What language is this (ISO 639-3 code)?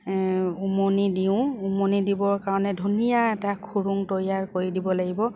asm